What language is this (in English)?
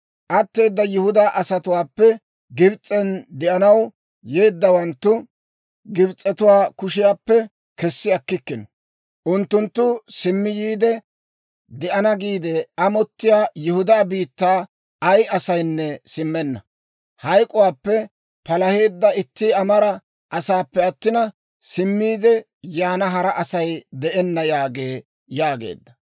Dawro